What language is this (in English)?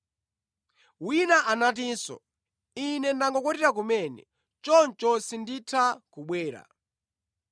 Nyanja